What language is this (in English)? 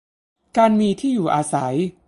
Thai